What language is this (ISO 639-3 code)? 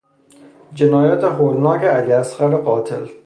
fas